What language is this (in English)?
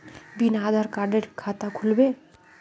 Magahi